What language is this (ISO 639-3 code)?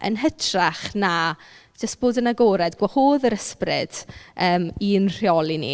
cym